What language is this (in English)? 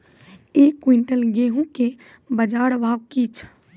Maithili